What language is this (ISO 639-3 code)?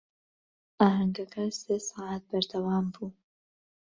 ckb